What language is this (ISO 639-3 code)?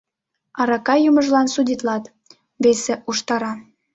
chm